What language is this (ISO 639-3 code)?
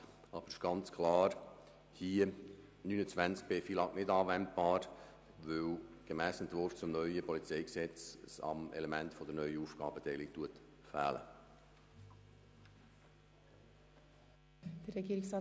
gsw